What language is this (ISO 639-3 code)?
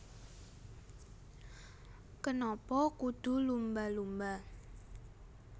jav